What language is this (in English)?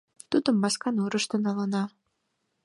Mari